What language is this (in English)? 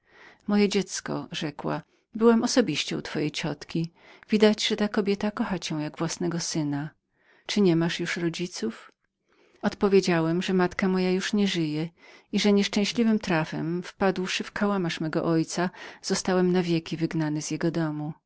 Polish